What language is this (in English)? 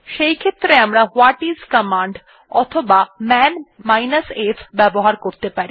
Bangla